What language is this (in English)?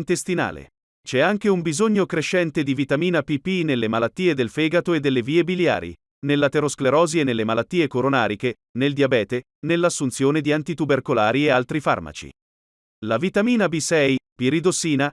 Italian